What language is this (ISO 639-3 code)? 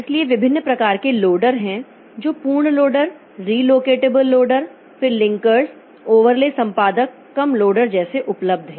hin